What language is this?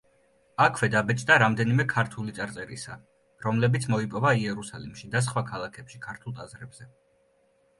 Georgian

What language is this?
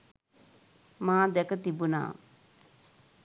Sinhala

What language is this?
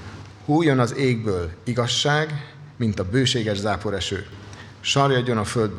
Hungarian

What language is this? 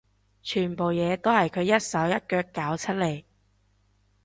Cantonese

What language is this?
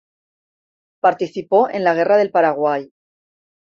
Spanish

